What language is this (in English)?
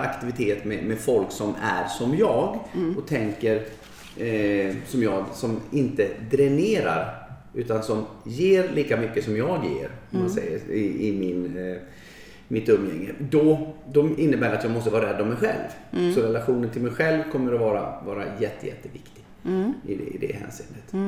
Swedish